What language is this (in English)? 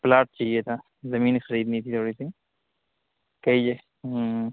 Urdu